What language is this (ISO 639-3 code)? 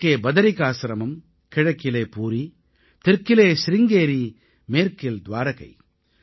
tam